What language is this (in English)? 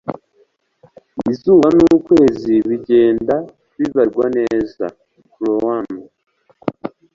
Kinyarwanda